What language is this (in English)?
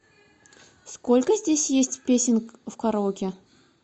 Russian